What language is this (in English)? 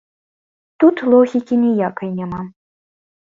Belarusian